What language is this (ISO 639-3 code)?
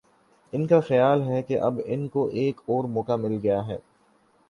urd